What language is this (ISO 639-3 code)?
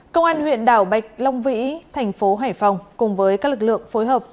vie